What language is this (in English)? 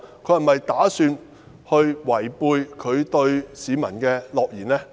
Cantonese